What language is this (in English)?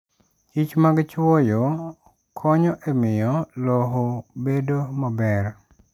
Luo (Kenya and Tanzania)